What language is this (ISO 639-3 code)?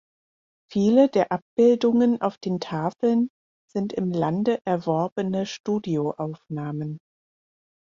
deu